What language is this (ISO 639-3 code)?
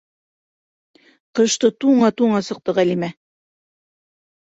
bak